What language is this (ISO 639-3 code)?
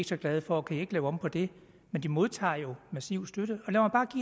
dan